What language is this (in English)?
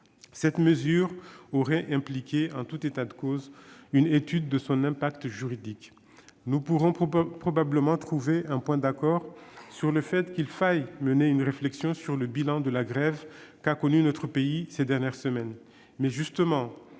French